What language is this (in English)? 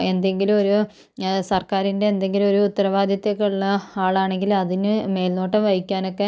Malayalam